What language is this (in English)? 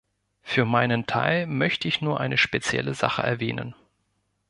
German